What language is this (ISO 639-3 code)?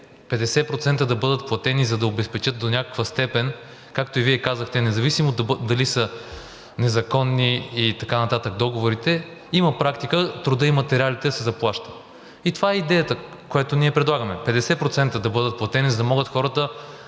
bul